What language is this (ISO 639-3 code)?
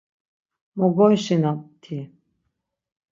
lzz